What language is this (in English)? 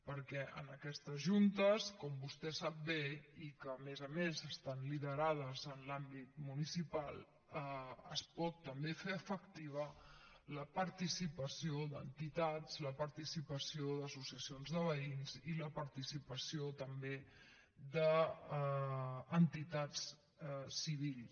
Catalan